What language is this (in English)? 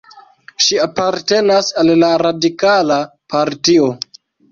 Esperanto